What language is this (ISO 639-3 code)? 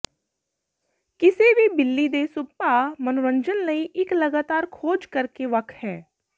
pan